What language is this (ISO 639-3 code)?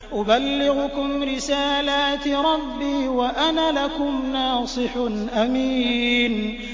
ara